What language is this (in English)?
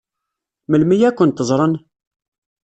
Kabyle